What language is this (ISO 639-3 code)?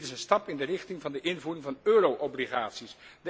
nld